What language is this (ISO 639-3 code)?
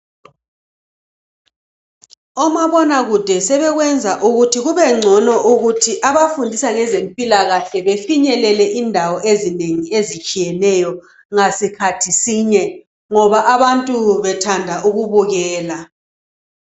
nde